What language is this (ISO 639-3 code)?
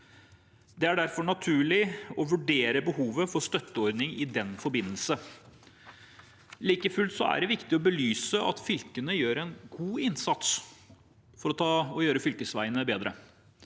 nor